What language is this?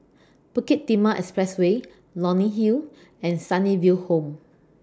English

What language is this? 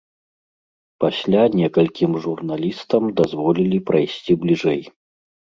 Belarusian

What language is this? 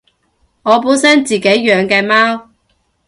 Cantonese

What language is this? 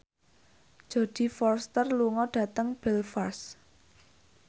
Javanese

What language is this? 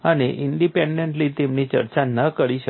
Gujarati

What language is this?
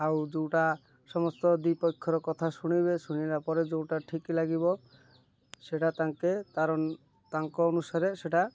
Odia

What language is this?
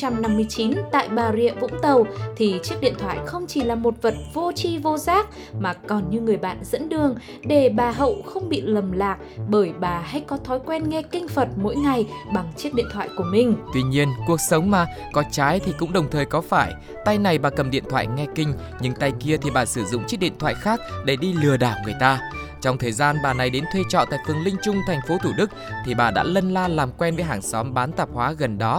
Vietnamese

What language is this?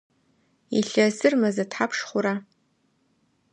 Adyghe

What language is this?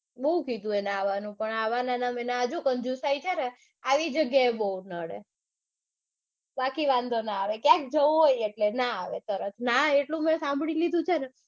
Gujarati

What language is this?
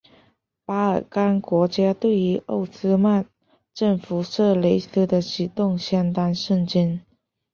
Chinese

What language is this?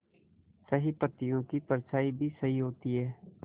Hindi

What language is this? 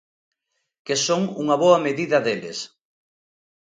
Galician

